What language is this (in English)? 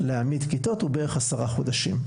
Hebrew